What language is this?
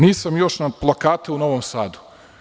Serbian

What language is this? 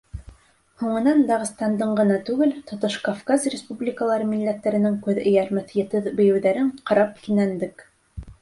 Bashkir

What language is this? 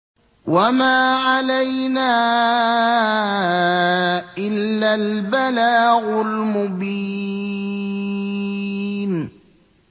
Arabic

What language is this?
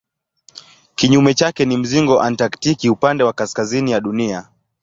Swahili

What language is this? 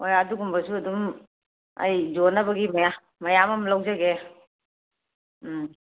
Manipuri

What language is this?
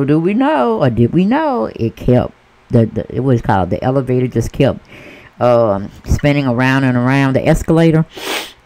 English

